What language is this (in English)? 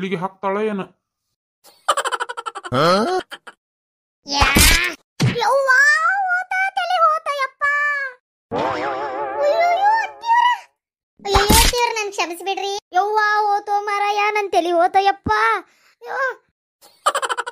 Indonesian